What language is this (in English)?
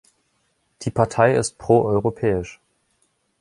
German